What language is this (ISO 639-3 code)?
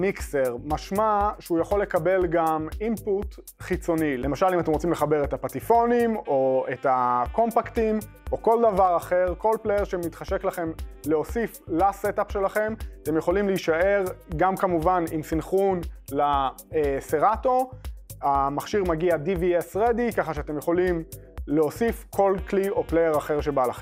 heb